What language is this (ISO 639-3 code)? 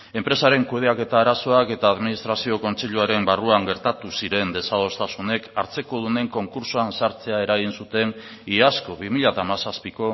eus